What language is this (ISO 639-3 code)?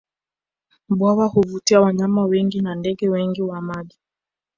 swa